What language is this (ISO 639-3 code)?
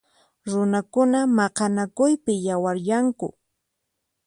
qxp